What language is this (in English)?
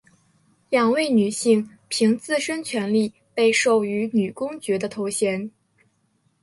Chinese